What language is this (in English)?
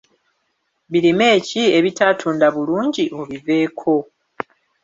Ganda